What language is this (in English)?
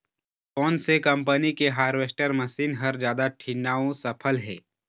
Chhattisgarhi